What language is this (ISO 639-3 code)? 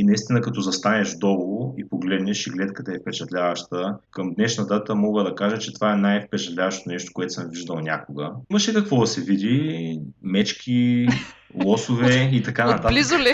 bul